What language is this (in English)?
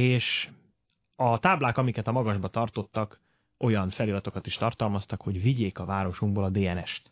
Hungarian